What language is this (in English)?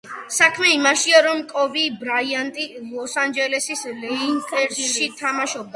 Georgian